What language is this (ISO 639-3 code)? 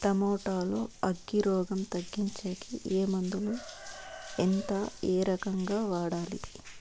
tel